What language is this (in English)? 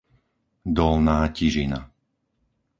Slovak